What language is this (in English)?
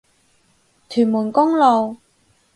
Cantonese